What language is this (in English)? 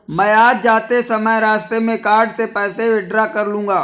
Hindi